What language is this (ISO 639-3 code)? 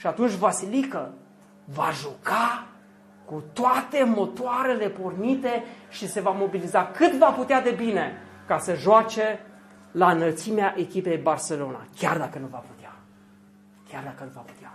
ron